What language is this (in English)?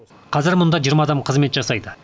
Kazakh